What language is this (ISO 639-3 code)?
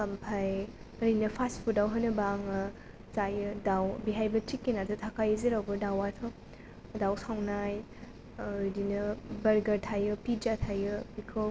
brx